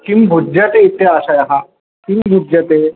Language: Sanskrit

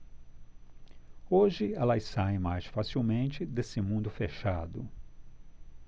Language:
Portuguese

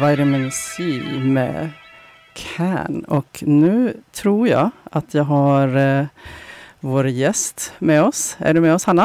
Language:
Swedish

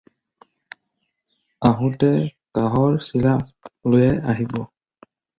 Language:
Assamese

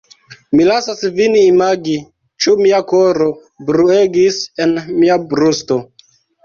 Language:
Esperanto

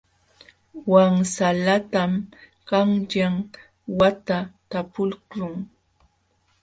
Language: Jauja Wanca Quechua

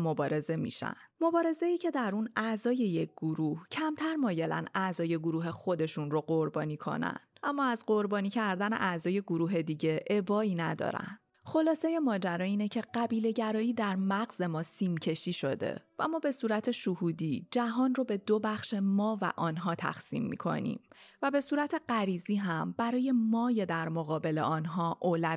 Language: Persian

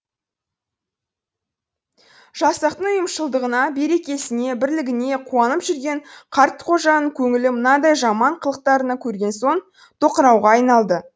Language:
Kazakh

